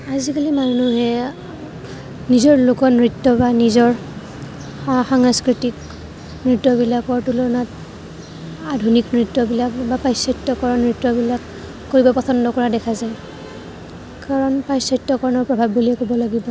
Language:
Assamese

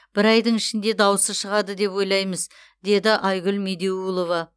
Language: Kazakh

